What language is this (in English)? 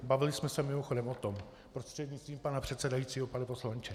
Czech